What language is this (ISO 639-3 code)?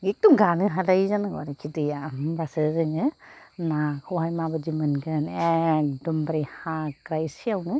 brx